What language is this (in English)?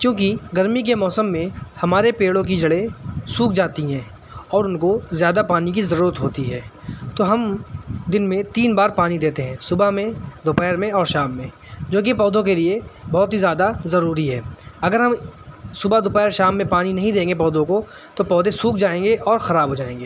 Urdu